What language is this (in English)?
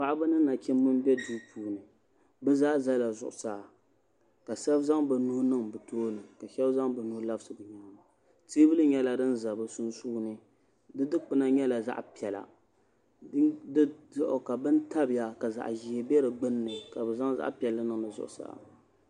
Dagbani